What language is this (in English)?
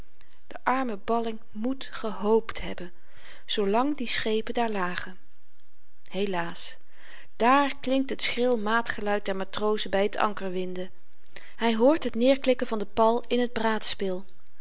Dutch